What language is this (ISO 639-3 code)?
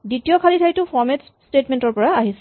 asm